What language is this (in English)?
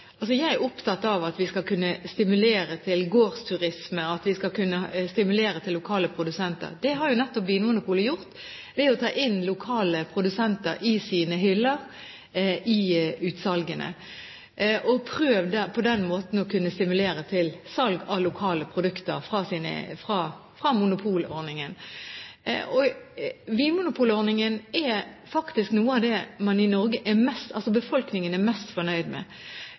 Norwegian Bokmål